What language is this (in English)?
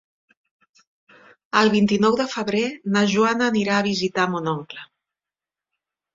Catalan